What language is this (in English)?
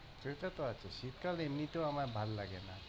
Bangla